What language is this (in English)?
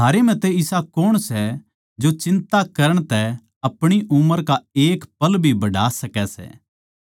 Haryanvi